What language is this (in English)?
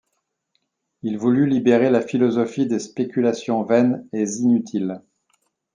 French